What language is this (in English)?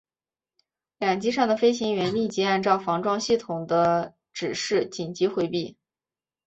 Chinese